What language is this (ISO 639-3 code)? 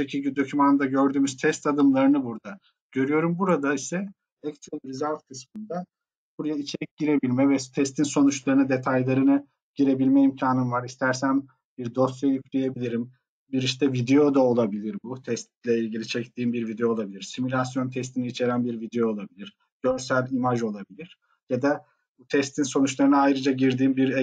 tur